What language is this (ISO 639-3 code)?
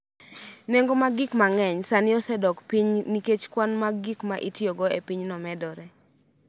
luo